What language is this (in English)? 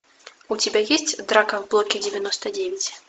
Russian